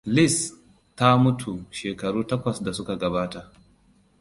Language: Hausa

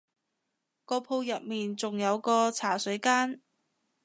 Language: Cantonese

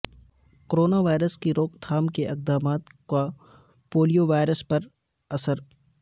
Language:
Urdu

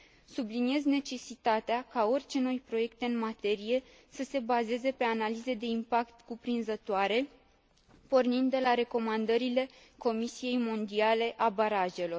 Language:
Romanian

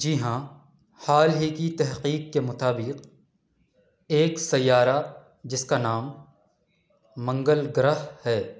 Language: Urdu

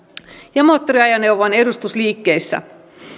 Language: Finnish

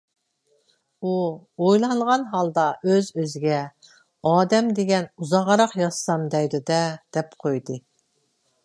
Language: Uyghur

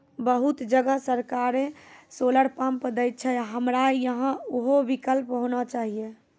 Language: Maithili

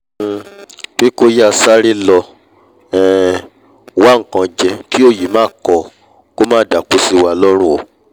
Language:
Yoruba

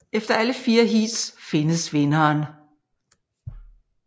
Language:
Danish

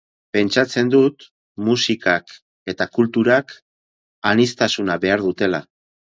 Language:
Basque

